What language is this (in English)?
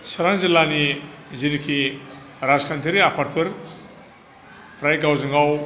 Bodo